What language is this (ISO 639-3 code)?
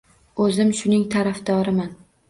uzb